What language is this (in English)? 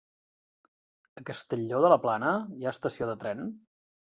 Catalan